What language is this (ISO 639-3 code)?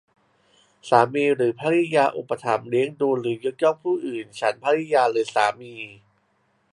tha